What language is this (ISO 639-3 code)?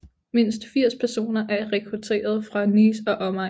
dan